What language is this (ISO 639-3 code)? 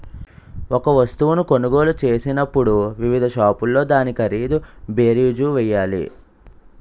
tel